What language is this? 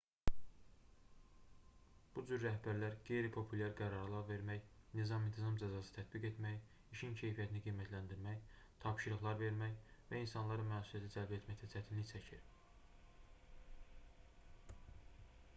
Azerbaijani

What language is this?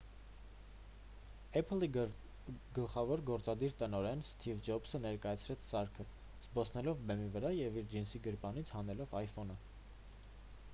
Armenian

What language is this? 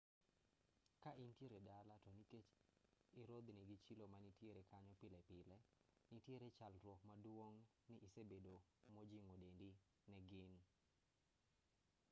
Luo (Kenya and Tanzania)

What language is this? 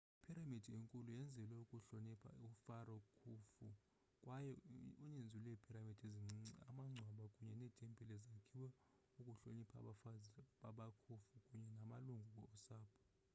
Xhosa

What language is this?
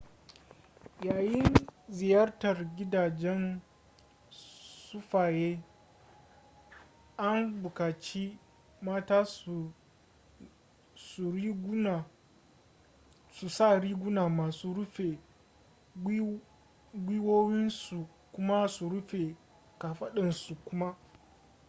Hausa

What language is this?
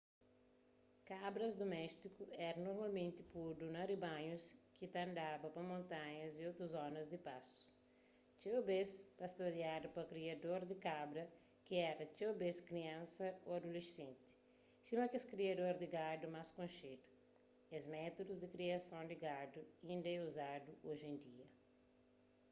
Kabuverdianu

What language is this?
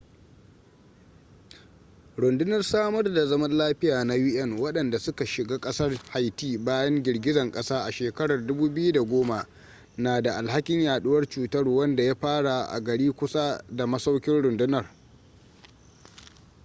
Hausa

